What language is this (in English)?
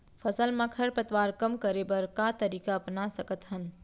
Chhattisgarhi